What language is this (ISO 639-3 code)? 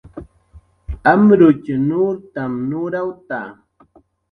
jqr